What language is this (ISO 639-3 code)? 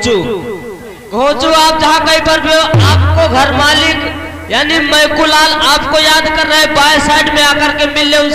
hin